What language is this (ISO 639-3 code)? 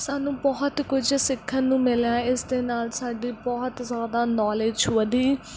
pan